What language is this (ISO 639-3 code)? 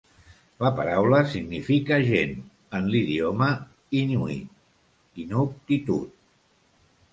cat